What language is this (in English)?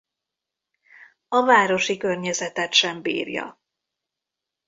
Hungarian